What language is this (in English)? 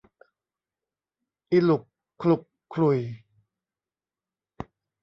Thai